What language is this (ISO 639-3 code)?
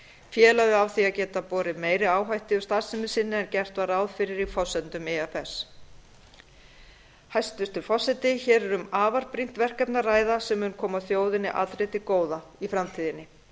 isl